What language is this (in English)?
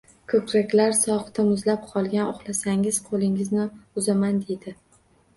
Uzbek